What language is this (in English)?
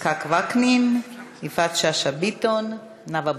Hebrew